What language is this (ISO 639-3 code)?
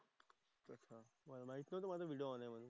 mar